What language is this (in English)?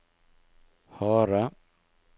Norwegian